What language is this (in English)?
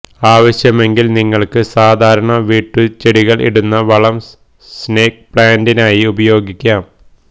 Malayalam